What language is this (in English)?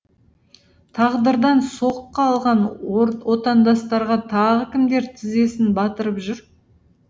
Kazakh